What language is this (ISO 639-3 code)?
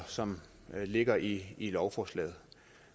dan